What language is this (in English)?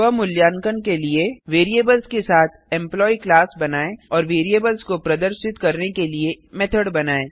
Hindi